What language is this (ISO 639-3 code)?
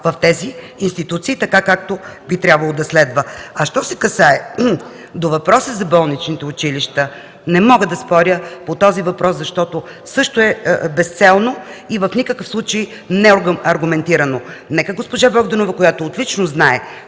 bul